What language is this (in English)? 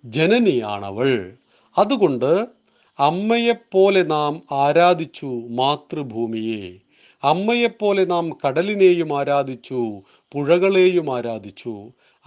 Malayalam